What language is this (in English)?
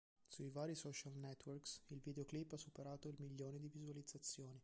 Italian